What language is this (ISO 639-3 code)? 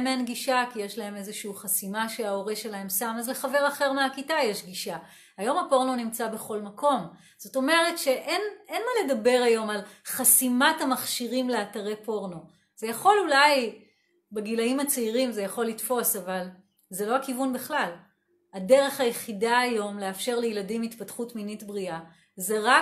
heb